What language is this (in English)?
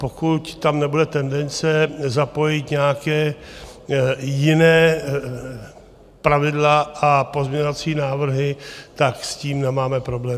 Czech